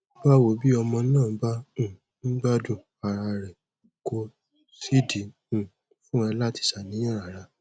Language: Yoruba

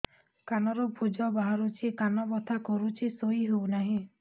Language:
Odia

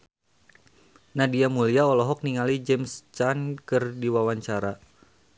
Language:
Sundanese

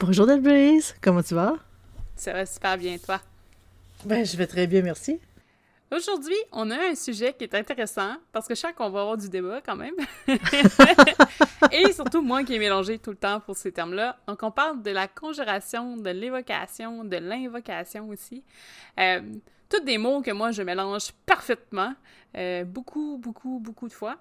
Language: French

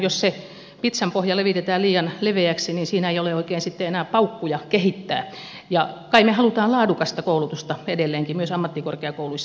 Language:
Finnish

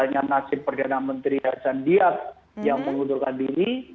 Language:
Indonesian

